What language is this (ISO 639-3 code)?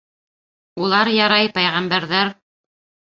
bak